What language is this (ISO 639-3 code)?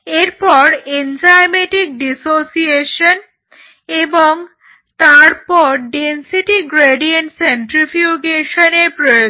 ben